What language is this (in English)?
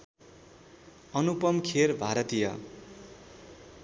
Nepali